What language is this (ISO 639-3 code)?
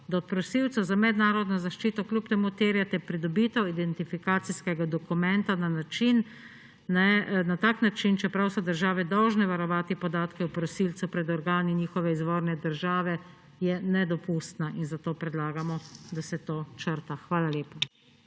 slv